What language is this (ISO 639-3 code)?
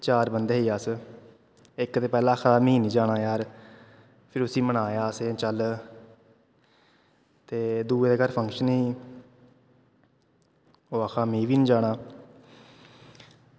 doi